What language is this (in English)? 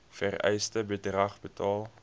Afrikaans